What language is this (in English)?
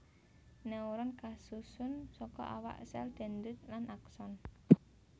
Javanese